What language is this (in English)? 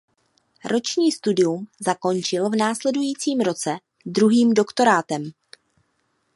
Czech